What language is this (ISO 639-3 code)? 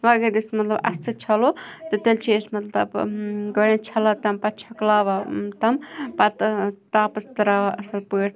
kas